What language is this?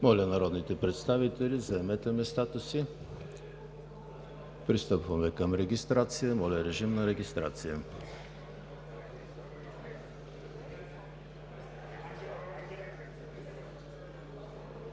Bulgarian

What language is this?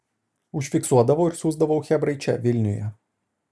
Lithuanian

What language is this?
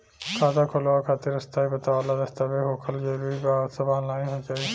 Bhojpuri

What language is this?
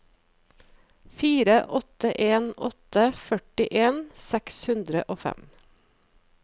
Norwegian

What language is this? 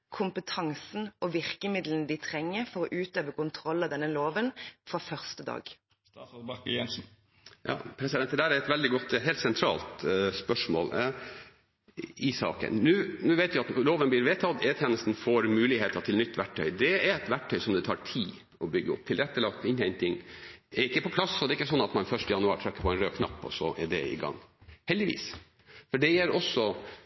Norwegian Bokmål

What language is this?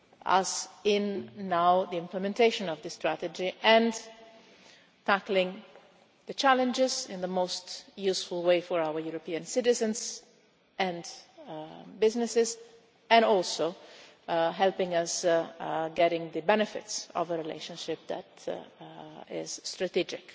English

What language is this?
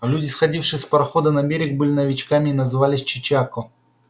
Russian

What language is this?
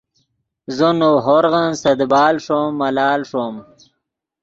Yidgha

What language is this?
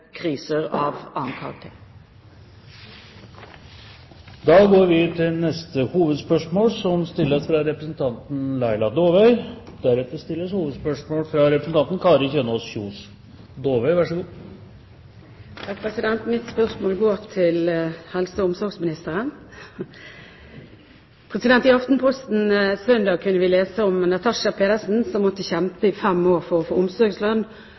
Norwegian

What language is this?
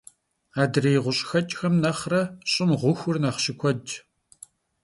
Kabardian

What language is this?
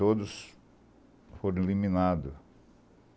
Portuguese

